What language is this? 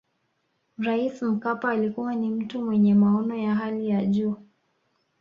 Swahili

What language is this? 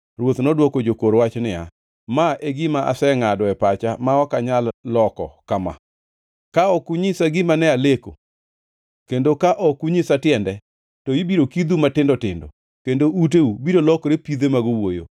Luo (Kenya and Tanzania)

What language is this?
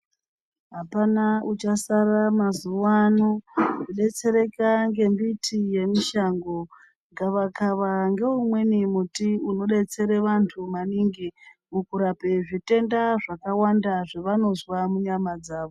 Ndau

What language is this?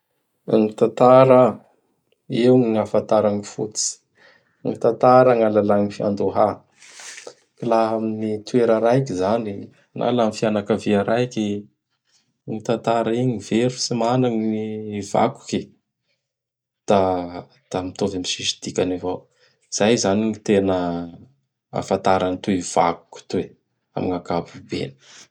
Bara Malagasy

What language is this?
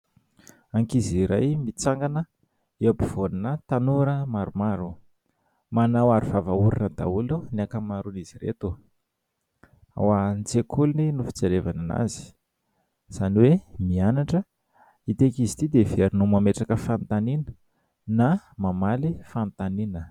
Malagasy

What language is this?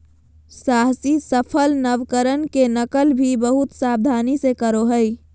Magahi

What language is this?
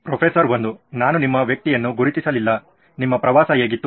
Kannada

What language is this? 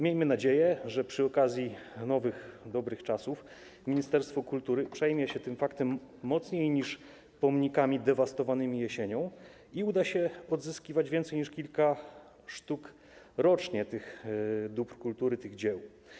Polish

